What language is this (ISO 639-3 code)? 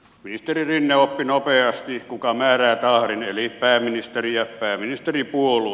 fin